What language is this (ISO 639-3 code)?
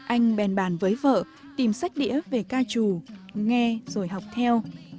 vie